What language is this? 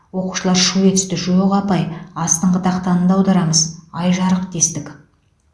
Kazakh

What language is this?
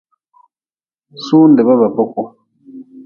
Nawdm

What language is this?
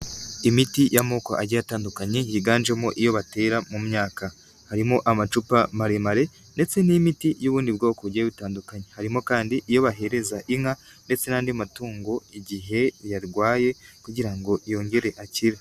Kinyarwanda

